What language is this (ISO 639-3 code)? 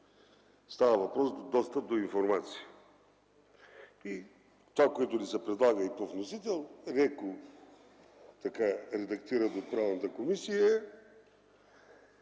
bul